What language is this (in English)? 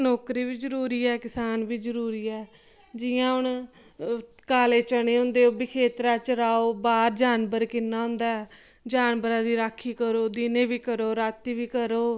Dogri